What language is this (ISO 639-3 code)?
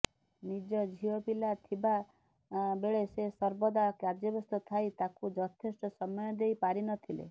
ori